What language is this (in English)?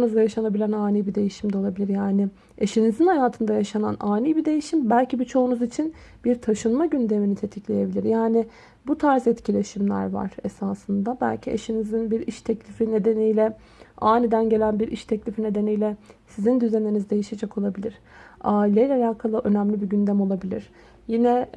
Turkish